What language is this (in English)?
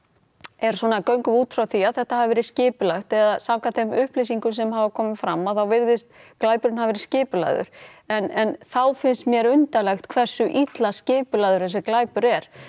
Icelandic